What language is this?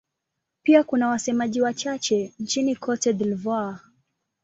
Swahili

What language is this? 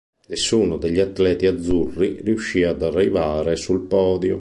Italian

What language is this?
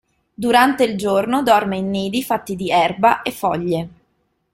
Italian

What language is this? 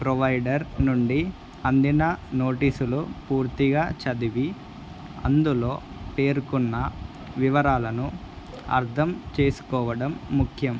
Telugu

